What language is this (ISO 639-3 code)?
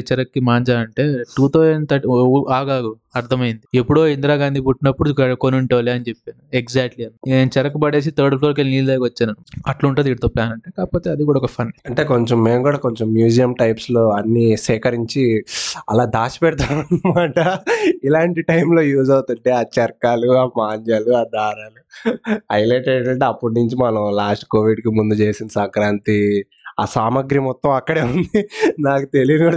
tel